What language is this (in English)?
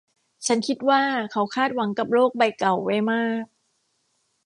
Thai